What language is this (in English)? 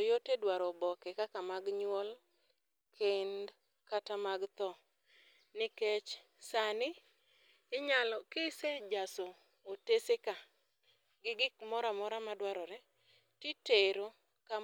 Luo (Kenya and Tanzania)